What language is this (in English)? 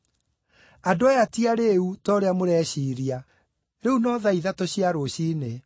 Kikuyu